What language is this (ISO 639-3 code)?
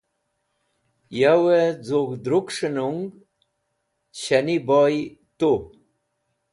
wbl